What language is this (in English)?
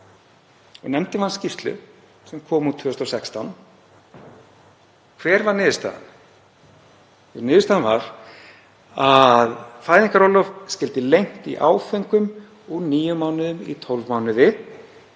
Icelandic